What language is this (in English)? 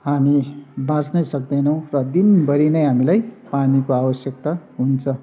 Nepali